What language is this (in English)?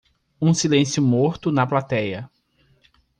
Portuguese